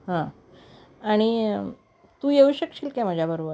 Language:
Marathi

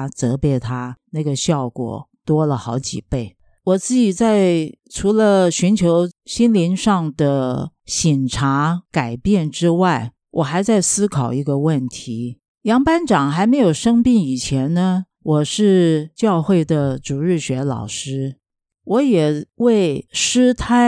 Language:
Chinese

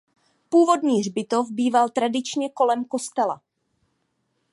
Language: Czech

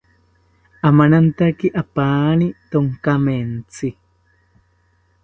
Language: South Ucayali Ashéninka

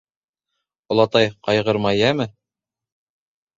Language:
Bashkir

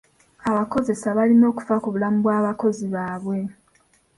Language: Ganda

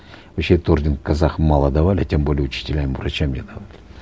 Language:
Kazakh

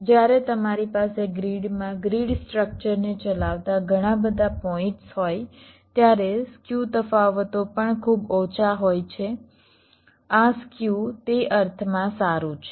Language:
Gujarati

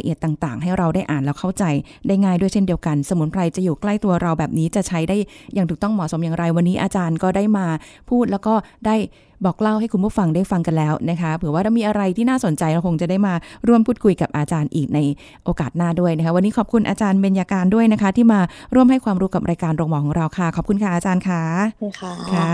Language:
Thai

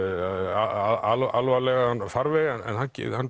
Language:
Icelandic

